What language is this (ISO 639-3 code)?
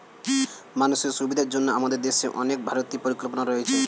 ben